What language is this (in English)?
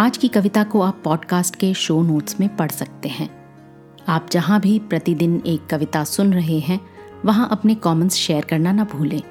Hindi